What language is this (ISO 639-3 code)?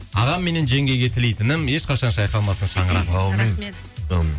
kaz